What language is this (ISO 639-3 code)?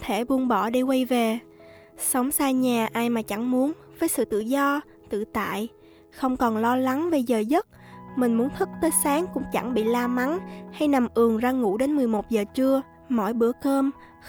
vie